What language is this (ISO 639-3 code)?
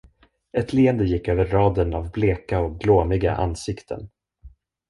swe